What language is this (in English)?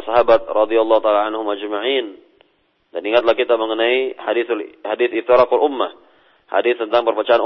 Malay